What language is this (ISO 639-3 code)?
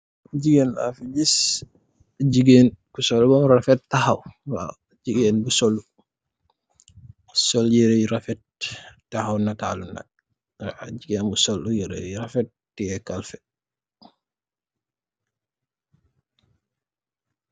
wol